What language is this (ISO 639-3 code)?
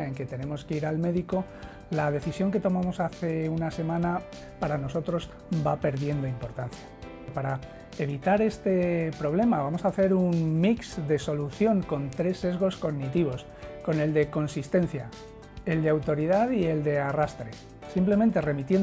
spa